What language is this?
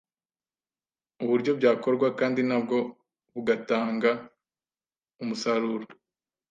Kinyarwanda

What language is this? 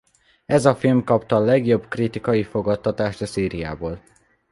Hungarian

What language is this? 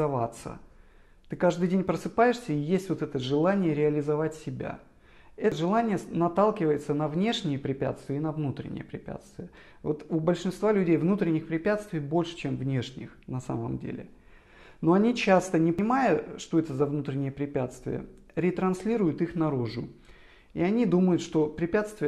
Russian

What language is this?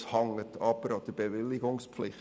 Swiss German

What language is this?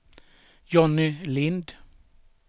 Swedish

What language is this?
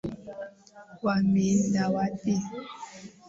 Swahili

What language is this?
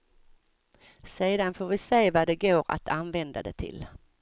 Swedish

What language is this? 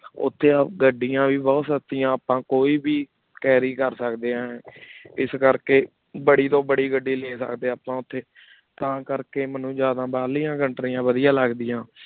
Punjabi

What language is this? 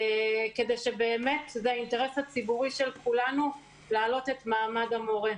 Hebrew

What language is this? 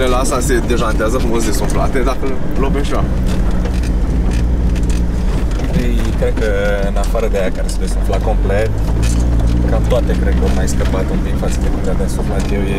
Romanian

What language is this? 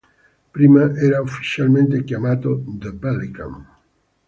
Italian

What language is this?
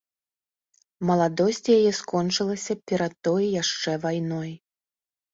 Belarusian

